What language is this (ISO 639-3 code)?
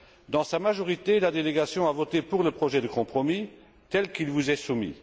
fra